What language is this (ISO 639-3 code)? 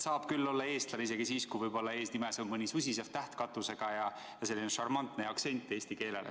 est